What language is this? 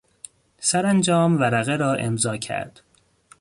Persian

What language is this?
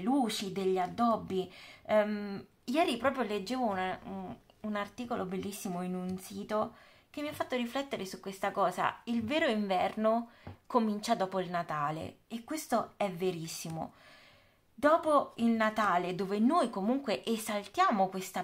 Italian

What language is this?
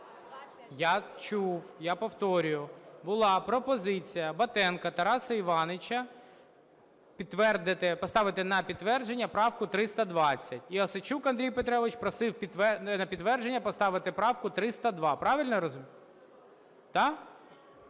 Ukrainian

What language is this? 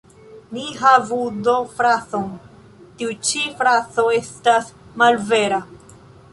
Esperanto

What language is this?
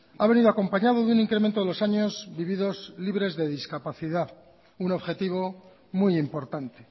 Spanish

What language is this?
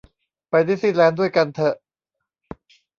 Thai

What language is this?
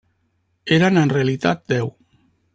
Catalan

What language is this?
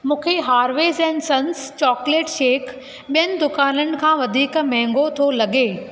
Sindhi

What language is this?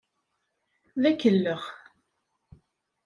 Kabyle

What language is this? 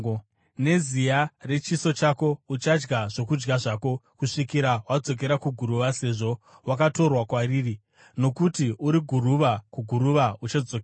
Shona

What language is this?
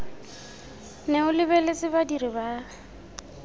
Tswana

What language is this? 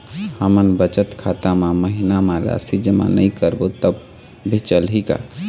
Chhattisgarhi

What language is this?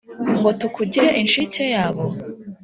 Kinyarwanda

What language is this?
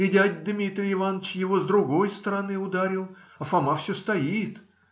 Russian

